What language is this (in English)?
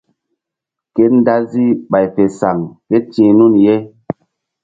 Mbum